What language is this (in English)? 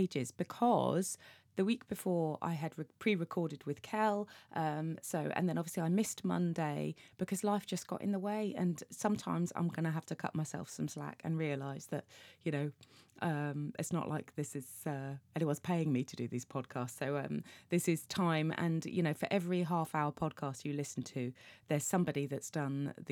English